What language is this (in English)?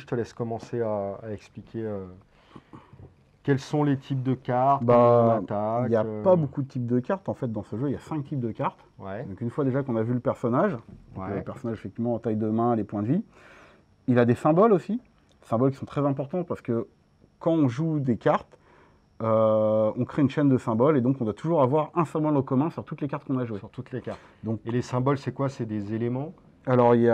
French